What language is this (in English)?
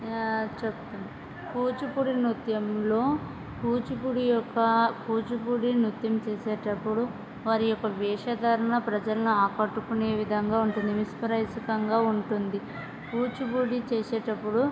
Telugu